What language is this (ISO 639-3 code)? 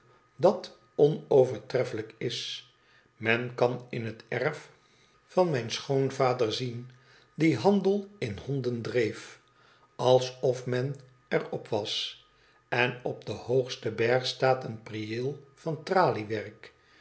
nld